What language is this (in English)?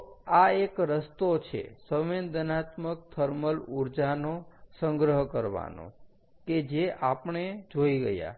Gujarati